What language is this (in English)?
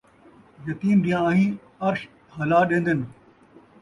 Saraiki